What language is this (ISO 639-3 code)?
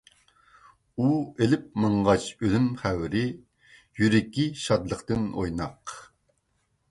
uig